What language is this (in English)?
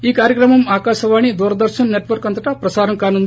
Telugu